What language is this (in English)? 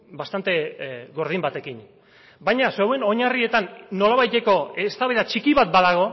Basque